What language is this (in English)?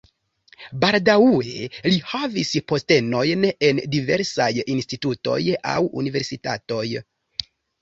Esperanto